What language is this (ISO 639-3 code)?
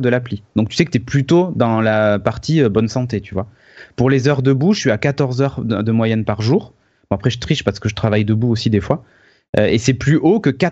fra